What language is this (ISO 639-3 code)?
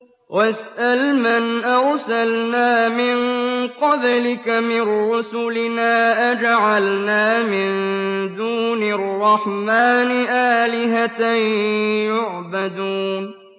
ara